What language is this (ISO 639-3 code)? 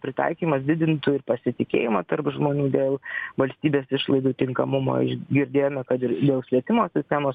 lit